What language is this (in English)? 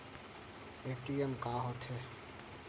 Chhattisgarhi